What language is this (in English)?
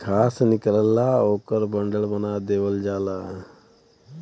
Bhojpuri